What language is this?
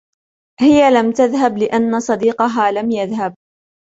Arabic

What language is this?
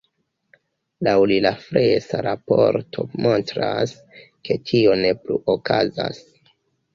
Esperanto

